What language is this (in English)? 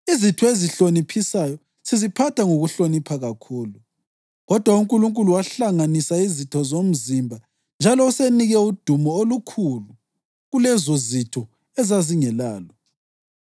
North Ndebele